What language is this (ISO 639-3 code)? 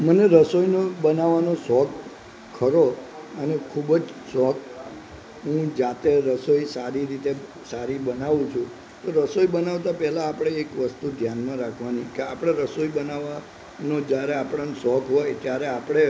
guj